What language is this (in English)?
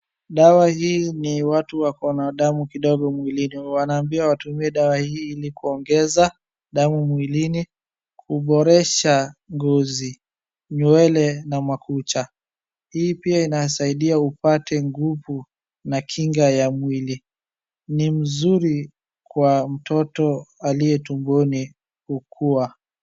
Swahili